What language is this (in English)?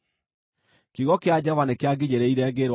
Kikuyu